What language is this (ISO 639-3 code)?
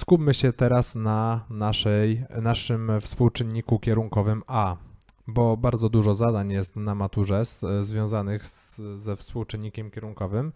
pol